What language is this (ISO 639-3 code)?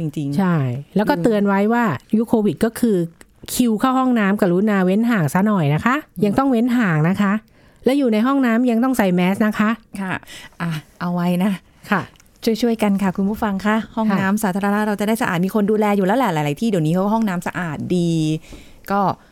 tha